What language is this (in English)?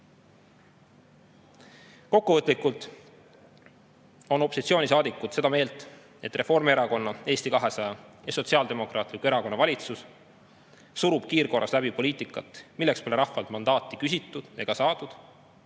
Estonian